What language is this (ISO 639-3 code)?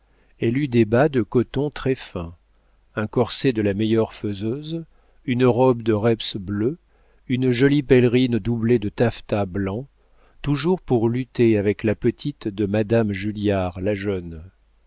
fra